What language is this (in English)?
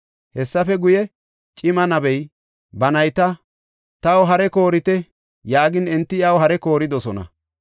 Gofa